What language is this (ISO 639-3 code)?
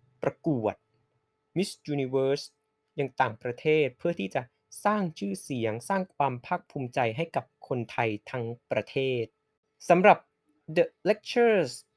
tha